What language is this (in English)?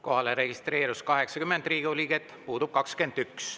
Estonian